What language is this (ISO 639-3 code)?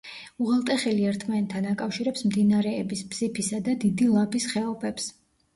kat